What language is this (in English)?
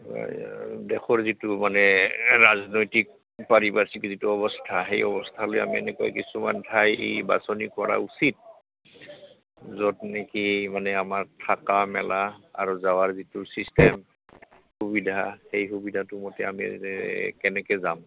Assamese